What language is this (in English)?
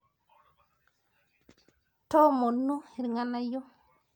Masai